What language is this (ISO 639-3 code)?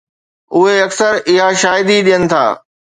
snd